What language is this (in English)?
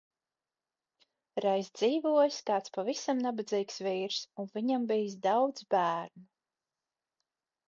Latvian